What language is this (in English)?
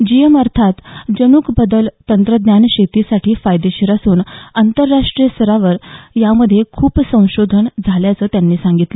Marathi